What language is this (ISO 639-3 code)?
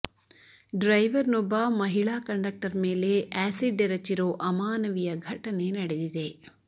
kan